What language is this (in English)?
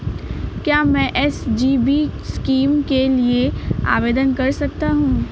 Hindi